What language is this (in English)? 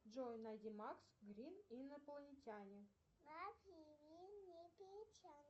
Russian